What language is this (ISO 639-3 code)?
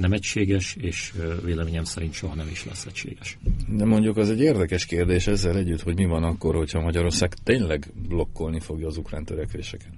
hun